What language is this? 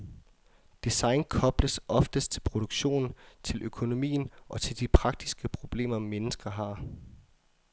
Danish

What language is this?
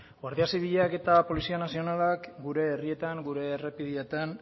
Basque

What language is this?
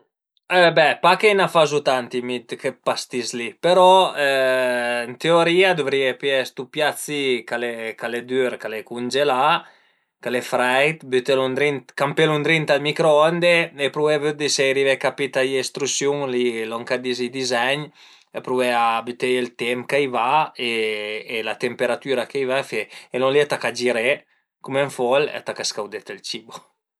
Piedmontese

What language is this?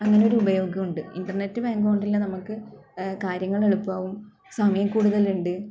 Malayalam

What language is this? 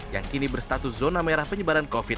Indonesian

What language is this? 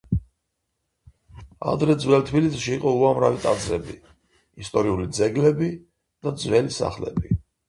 Georgian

